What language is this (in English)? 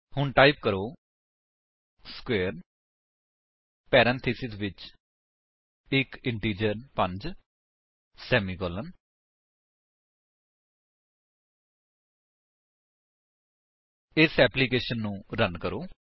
Punjabi